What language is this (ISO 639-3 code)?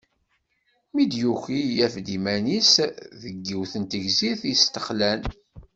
kab